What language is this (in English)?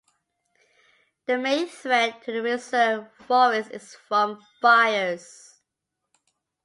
English